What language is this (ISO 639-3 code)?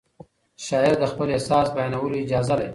pus